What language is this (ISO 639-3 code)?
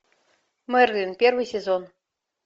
rus